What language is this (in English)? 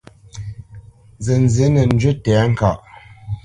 Bamenyam